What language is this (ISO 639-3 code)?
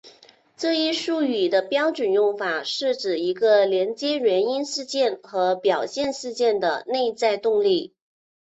zho